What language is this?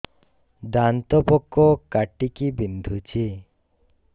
Odia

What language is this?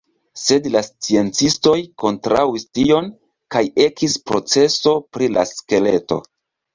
Esperanto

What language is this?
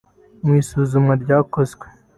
Kinyarwanda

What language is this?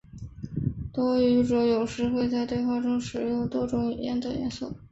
Chinese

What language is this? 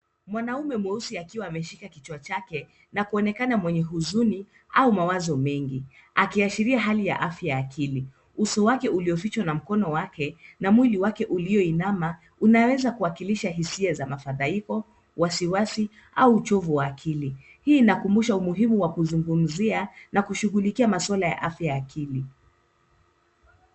Swahili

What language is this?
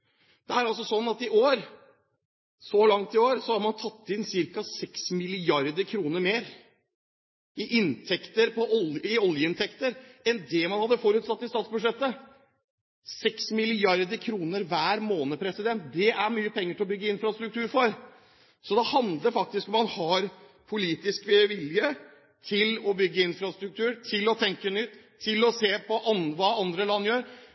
Norwegian Bokmål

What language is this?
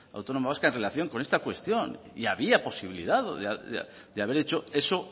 Spanish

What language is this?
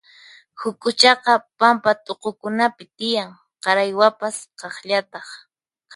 Puno Quechua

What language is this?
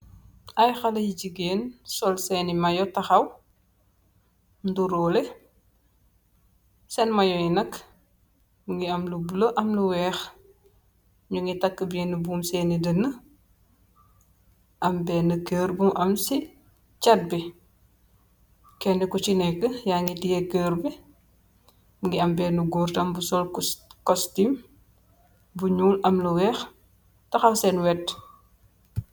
Wolof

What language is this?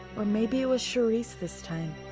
English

